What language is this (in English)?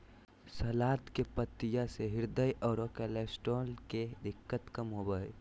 Magahi